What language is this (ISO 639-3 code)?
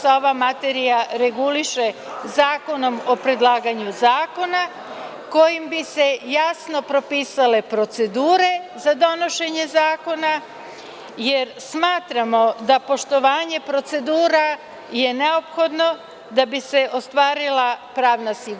srp